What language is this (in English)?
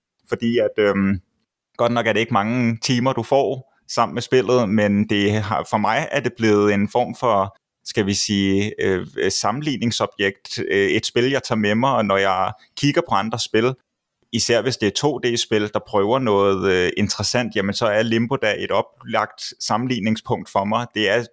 Danish